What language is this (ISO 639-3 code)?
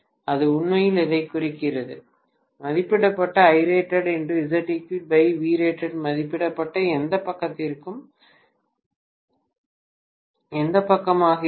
tam